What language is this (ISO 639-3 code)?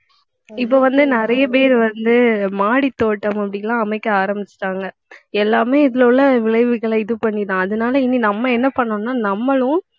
tam